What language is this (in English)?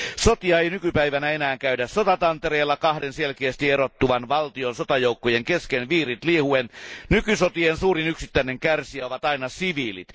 Finnish